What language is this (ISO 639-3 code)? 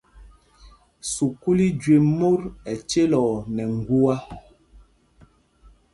mgg